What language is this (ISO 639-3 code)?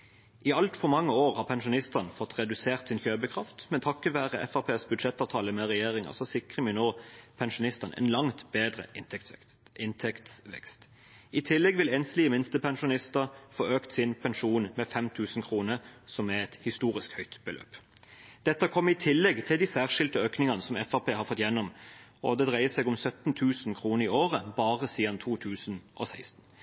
nob